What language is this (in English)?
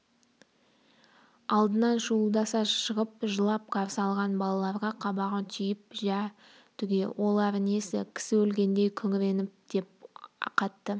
Kazakh